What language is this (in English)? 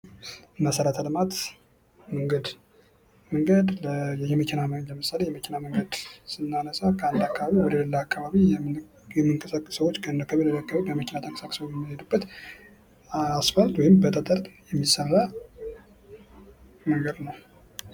Amharic